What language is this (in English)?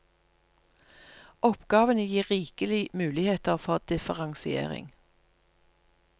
Norwegian